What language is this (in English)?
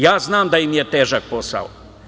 Serbian